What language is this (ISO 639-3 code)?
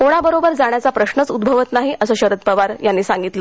mar